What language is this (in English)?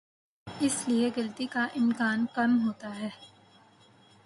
Urdu